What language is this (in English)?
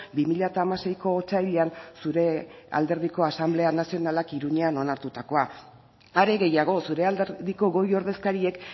Basque